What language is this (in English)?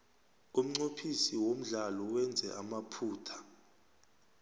South Ndebele